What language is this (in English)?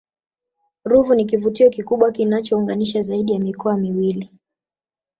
Swahili